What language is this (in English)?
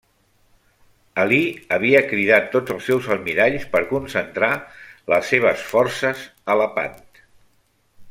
Catalan